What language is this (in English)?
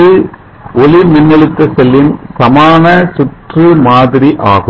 Tamil